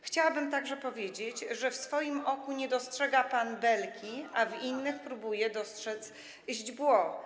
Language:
Polish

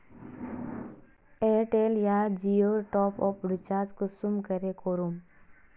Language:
Magahi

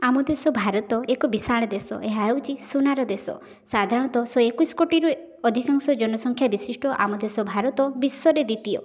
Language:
Odia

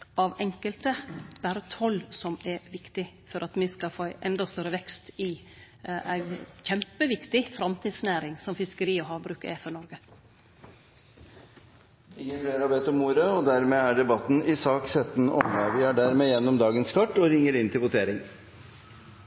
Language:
Norwegian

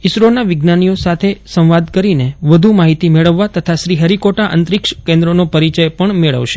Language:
Gujarati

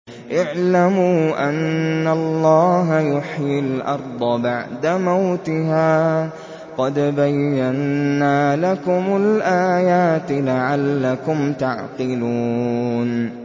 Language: Arabic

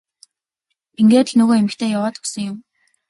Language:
Mongolian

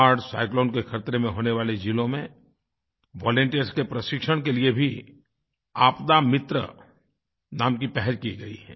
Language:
Hindi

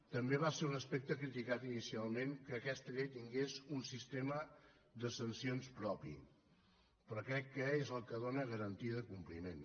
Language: Catalan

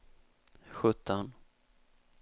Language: Swedish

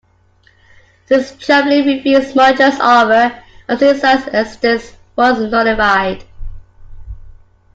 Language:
English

